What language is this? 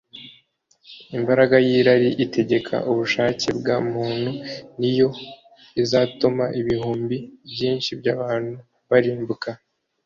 Kinyarwanda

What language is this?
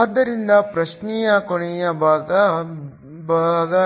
Kannada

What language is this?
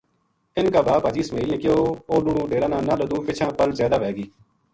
Gujari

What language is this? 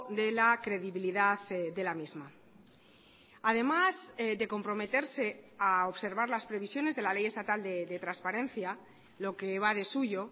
Spanish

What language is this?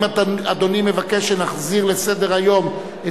Hebrew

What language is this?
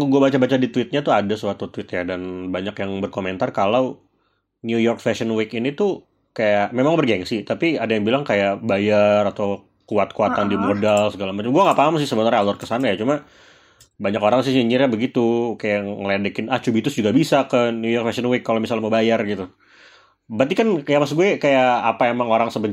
Indonesian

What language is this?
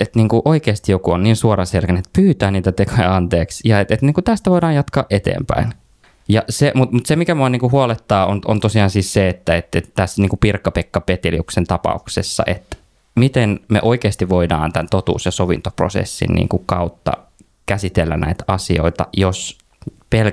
Finnish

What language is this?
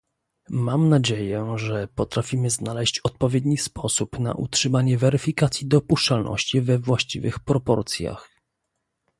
Polish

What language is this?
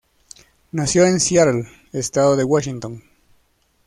Spanish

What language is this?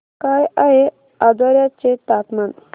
Marathi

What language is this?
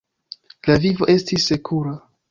Esperanto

